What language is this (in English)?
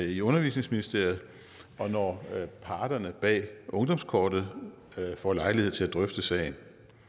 Danish